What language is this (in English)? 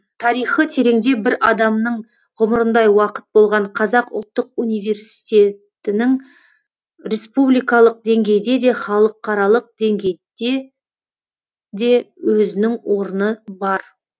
Kazakh